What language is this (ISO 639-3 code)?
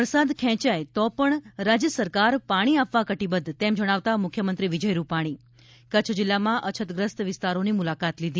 guj